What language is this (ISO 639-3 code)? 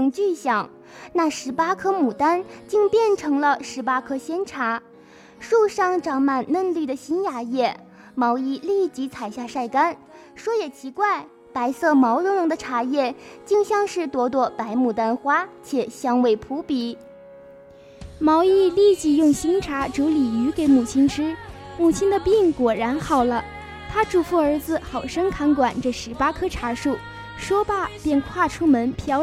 zho